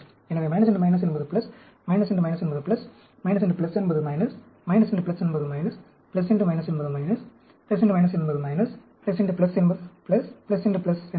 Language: Tamil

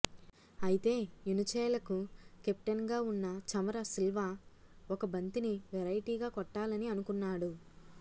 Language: Telugu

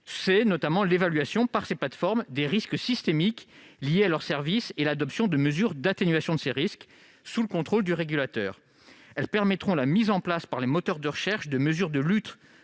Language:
French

